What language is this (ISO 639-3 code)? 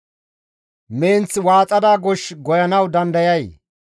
gmv